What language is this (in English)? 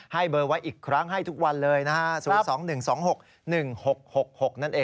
Thai